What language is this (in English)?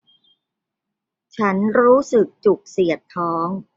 Thai